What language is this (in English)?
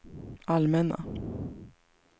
Swedish